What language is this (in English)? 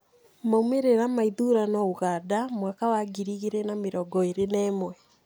Kikuyu